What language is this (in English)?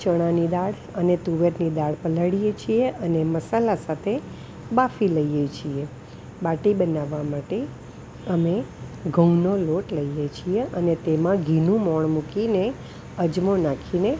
Gujarati